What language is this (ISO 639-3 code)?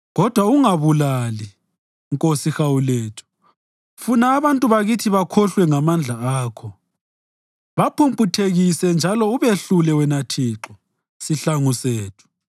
nde